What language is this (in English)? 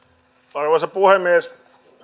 Finnish